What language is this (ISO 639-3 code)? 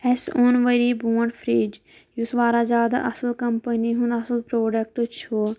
kas